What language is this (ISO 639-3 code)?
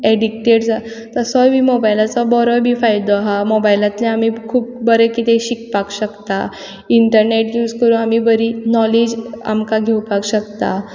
kok